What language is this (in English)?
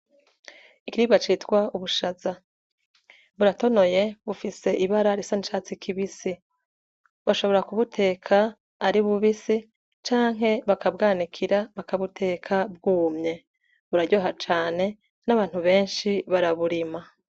Rundi